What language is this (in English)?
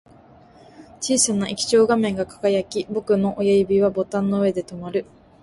Japanese